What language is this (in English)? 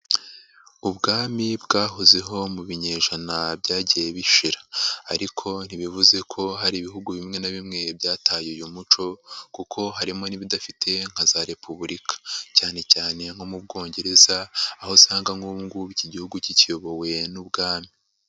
Kinyarwanda